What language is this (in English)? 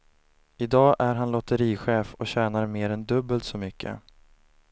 Swedish